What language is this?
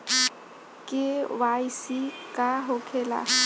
Bhojpuri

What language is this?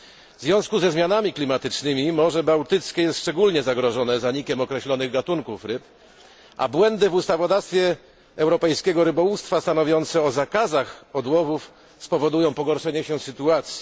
Polish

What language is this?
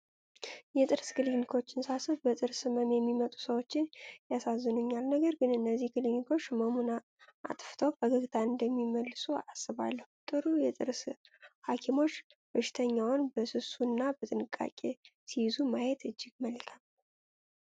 Amharic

